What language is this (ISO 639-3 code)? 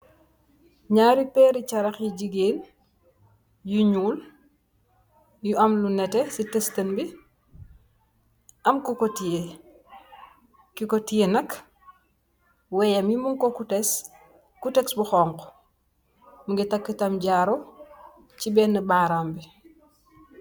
wol